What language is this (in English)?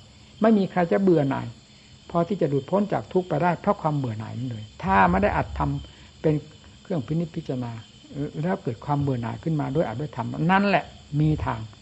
Thai